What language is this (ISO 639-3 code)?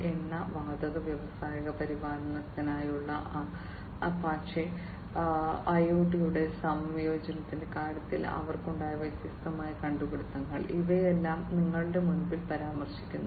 mal